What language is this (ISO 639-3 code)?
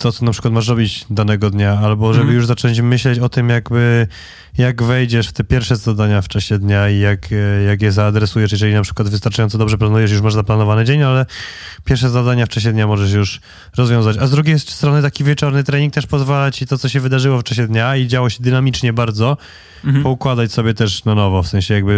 pol